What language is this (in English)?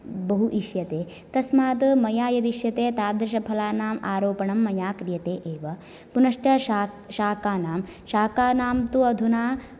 Sanskrit